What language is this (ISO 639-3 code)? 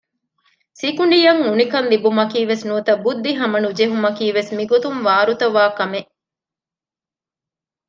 div